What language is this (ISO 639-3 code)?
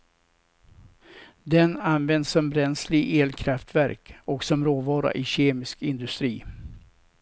swe